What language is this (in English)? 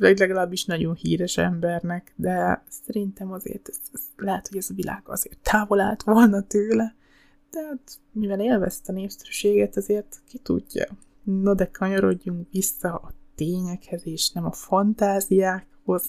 Hungarian